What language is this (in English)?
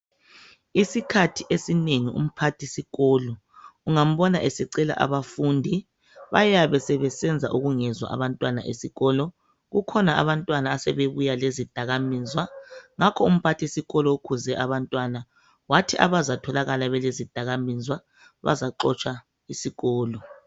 North Ndebele